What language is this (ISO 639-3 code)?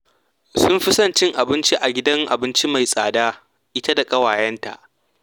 hau